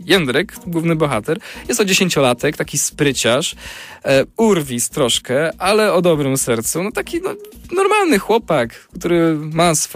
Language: Polish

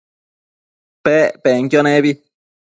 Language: Matsés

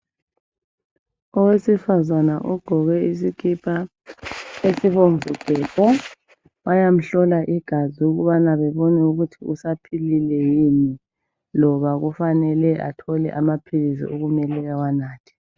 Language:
North Ndebele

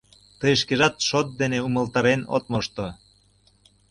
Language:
Mari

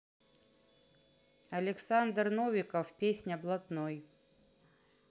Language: Russian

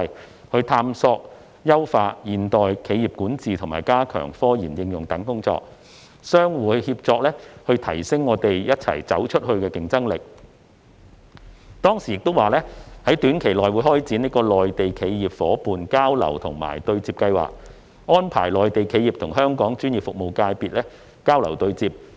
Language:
Cantonese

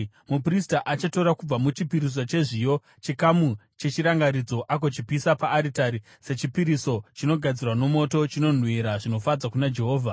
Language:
Shona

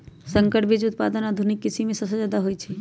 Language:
Magahi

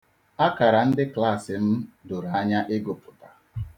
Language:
Igbo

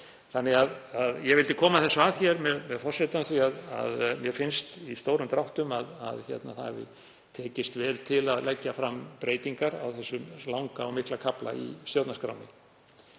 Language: Icelandic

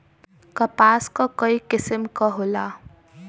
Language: Bhojpuri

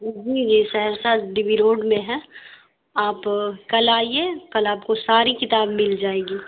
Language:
Urdu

